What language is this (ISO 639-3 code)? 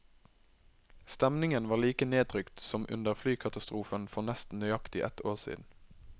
nor